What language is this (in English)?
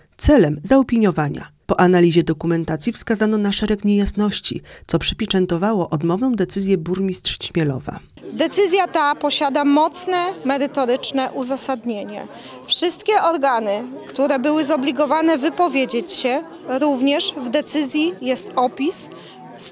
Polish